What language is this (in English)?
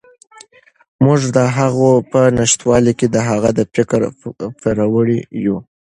Pashto